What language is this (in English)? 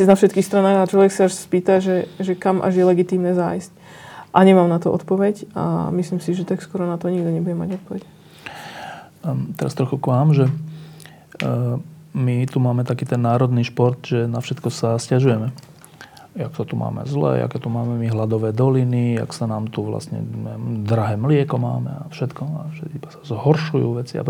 Slovak